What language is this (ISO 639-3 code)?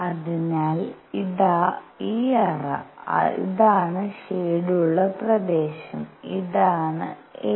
mal